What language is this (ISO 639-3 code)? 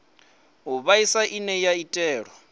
ven